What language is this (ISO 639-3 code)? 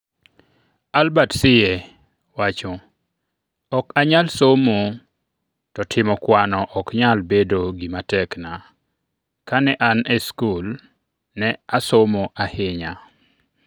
luo